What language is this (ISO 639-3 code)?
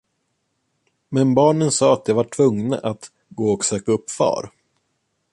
swe